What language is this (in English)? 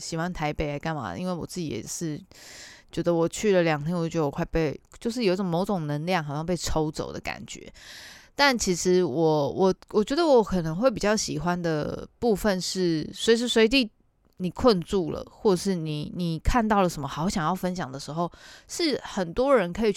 Chinese